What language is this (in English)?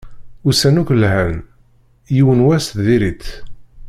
Kabyle